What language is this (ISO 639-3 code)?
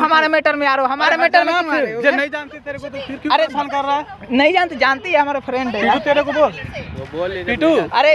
hin